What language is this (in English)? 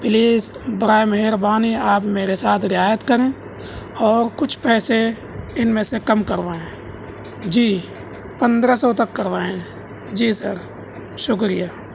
Urdu